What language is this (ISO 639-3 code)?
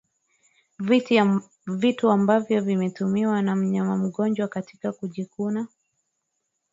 swa